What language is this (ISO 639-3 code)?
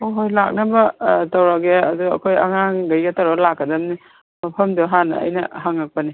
mni